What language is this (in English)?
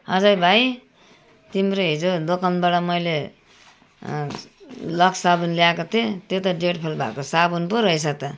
Nepali